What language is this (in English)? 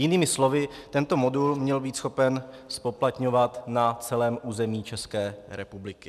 Czech